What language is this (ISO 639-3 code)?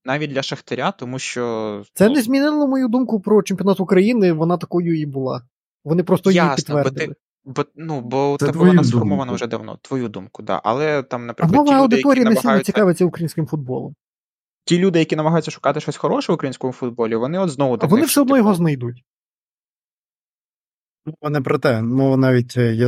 ukr